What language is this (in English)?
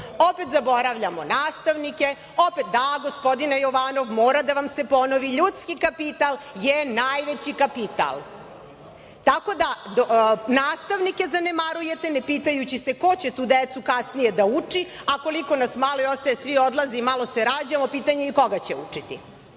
Serbian